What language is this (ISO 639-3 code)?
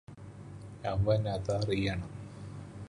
mal